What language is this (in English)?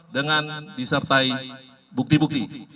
Indonesian